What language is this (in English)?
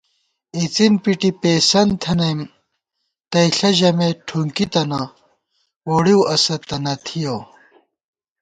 Gawar-Bati